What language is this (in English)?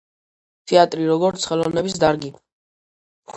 Georgian